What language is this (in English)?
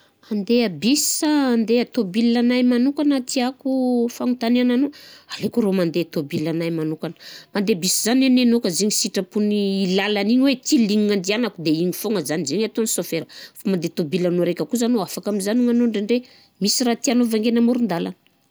Southern Betsimisaraka Malagasy